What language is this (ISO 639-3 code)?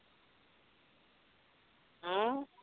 pan